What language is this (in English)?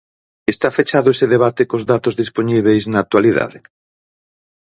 Galician